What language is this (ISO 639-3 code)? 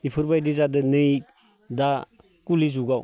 brx